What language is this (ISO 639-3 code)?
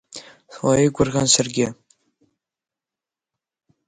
abk